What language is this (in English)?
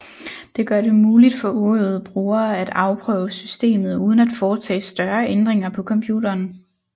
Danish